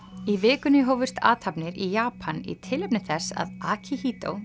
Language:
Icelandic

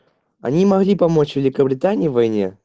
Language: Russian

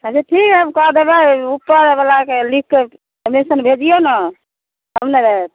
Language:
Maithili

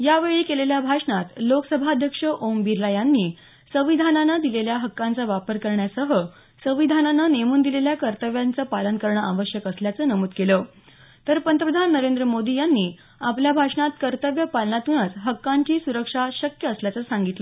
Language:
Marathi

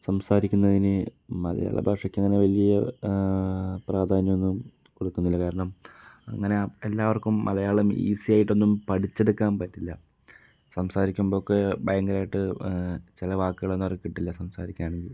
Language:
Malayalam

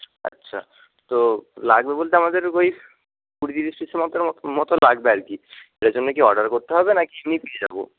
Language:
Bangla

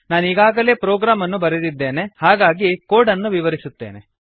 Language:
Kannada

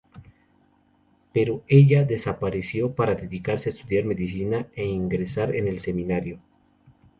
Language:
Spanish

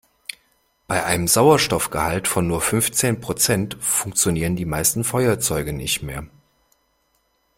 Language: German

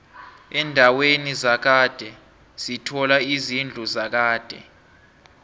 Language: South Ndebele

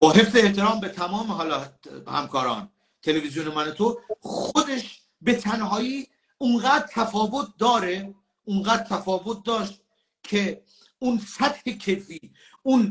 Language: Persian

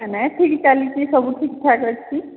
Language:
Odia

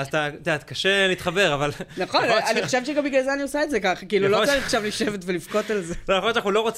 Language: Hebrew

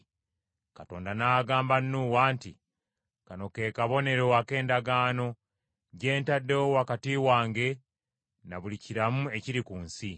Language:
Ganda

